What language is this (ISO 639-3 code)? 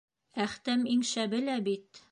bak